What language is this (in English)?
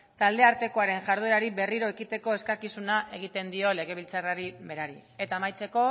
Basque